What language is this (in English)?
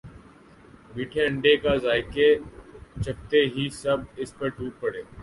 Urdu